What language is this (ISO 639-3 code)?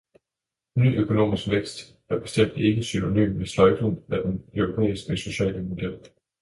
dan